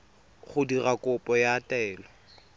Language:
Tswana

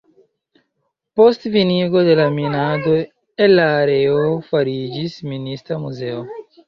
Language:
Esperanto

